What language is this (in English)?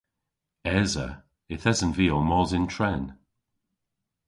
Cornish